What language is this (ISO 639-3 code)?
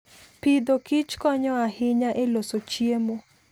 luo